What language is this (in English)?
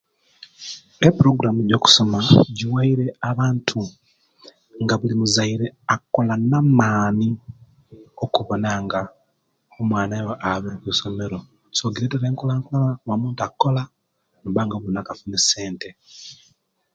Kenyi